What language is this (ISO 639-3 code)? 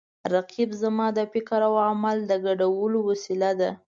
pus